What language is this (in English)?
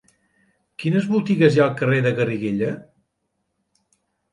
Catalan